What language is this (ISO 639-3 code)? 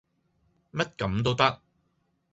yue